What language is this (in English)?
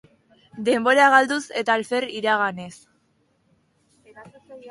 Basque